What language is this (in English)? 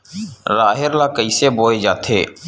Chhattisgarhi